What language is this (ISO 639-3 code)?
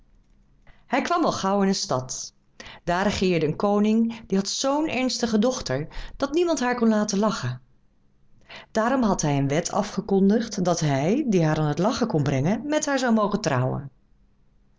nld